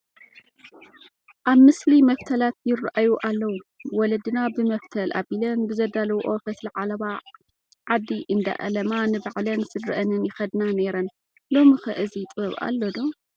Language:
Tigrinya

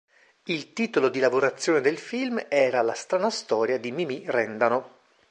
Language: Italian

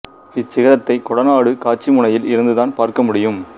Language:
Tamil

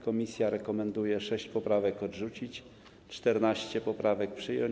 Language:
Polish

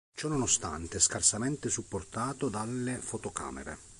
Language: Italian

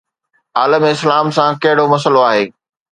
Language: Sindhi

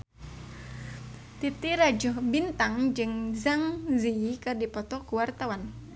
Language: Sundanese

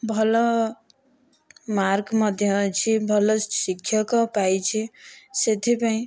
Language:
Odia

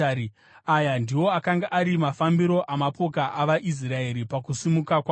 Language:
Shona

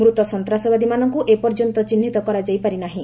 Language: Odia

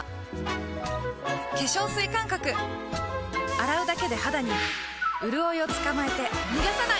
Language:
Japanese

